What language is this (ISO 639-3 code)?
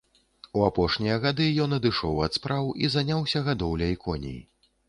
bel